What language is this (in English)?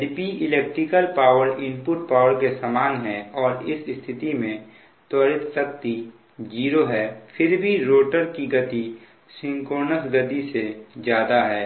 Hindi